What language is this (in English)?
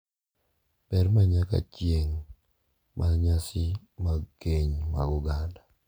Luo (Kenya and Tanzania)